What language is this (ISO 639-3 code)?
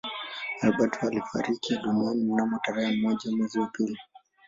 swa